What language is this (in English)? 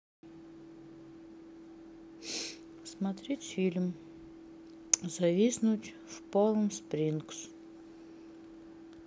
Russian